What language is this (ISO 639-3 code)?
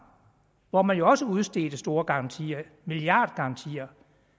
dan